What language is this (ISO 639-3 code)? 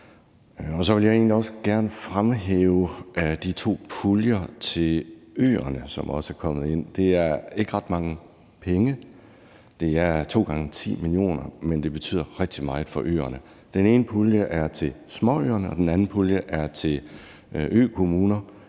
dan